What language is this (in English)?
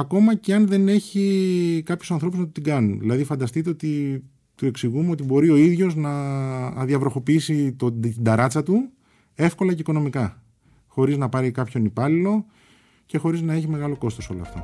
Greek